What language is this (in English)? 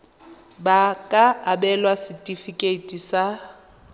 Tswana